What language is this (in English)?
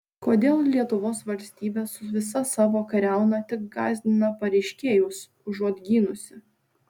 Lithuanian